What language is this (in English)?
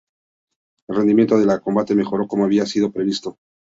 Spanish